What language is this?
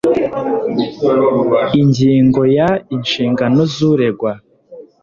Kinyarwanda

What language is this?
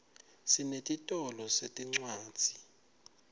Swati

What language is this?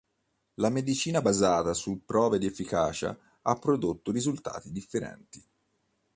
Italian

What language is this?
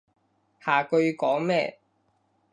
Cantonese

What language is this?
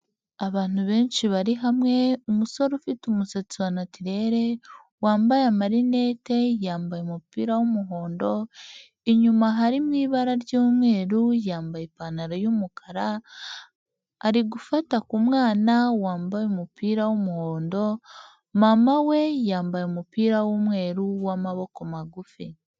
Kinyarwanda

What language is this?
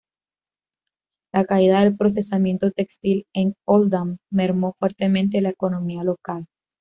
Spanish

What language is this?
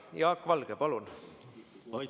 Estonian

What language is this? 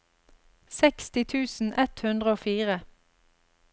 Norwegian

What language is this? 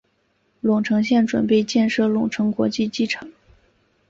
Chinese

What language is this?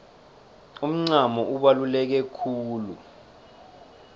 South Ndebele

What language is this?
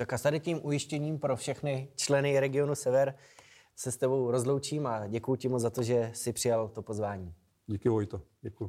Czech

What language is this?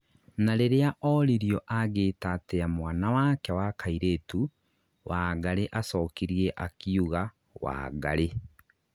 Kikuyu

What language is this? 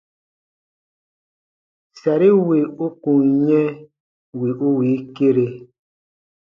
Baatonum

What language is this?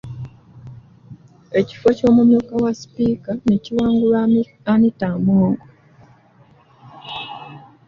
Ganda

